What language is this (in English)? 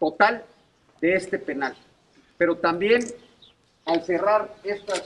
Spanish